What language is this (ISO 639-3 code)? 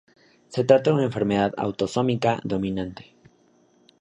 spa